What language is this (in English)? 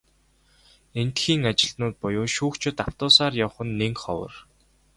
Mongolian